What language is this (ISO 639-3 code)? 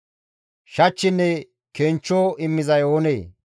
gmv